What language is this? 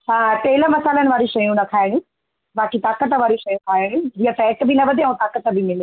Sindhi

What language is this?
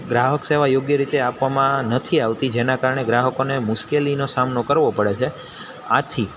Gujarati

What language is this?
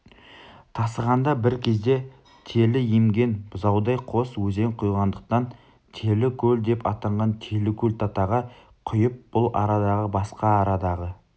Kazakh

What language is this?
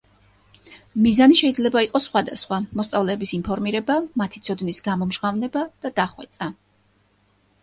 Georgian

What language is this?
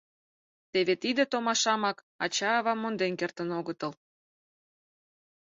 Mari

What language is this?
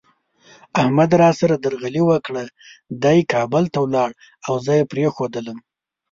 Pashto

